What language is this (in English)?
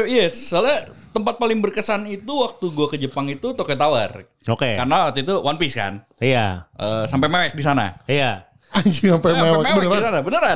Indonesian